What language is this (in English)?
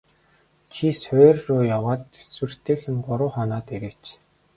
Mongolian